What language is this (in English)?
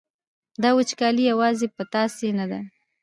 Pashto